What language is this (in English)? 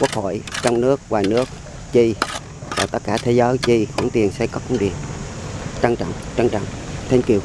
Vietnamese